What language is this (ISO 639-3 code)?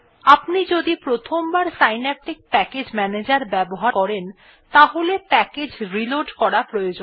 ben